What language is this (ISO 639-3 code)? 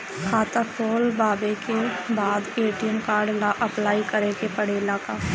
bho